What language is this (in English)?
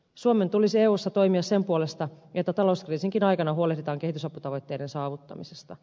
Finnish